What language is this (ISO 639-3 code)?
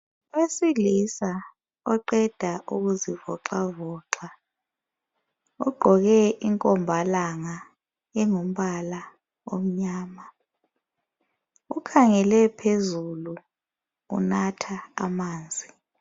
nde